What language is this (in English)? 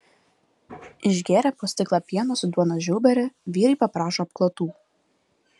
Lithuanian